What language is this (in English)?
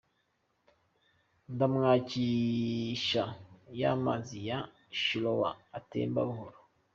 Kinyarwanda